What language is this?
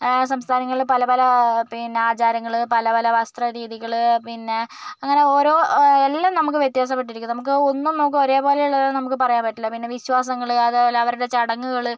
Malayalam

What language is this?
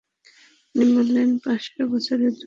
Bangla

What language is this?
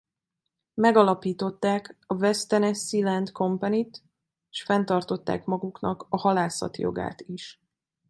Hungarian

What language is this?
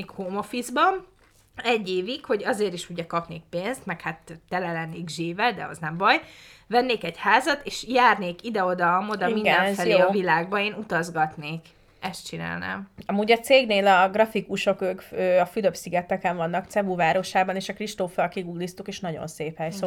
Hungarian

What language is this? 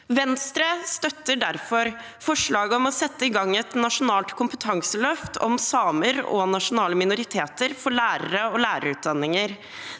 Norwegian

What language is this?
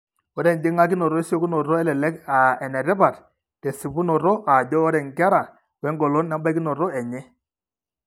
Masai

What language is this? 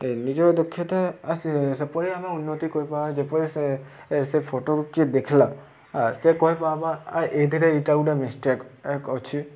Odia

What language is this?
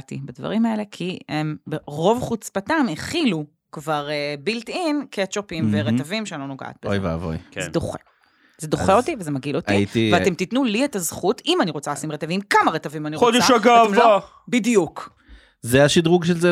Hebrew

